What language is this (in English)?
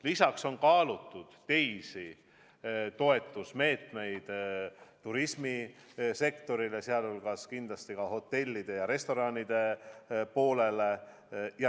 Estonian